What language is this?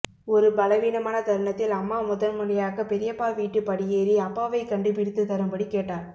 Tamil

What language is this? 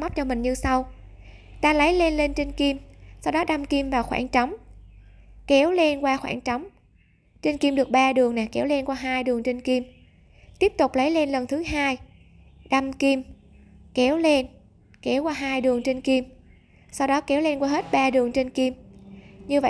Vietnamese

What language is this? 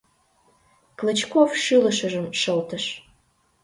Mari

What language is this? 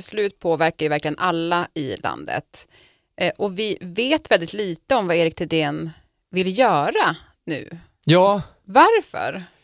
Swedish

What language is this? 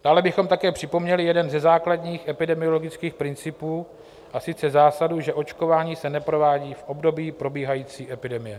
Czech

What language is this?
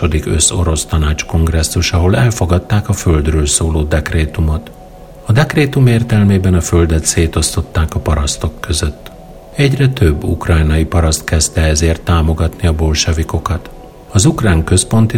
Hungarian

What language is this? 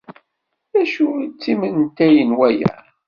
Kabyle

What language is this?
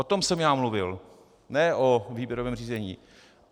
Czech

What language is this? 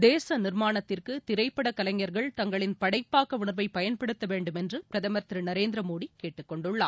Tamil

